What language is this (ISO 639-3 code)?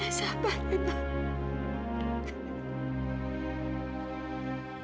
ind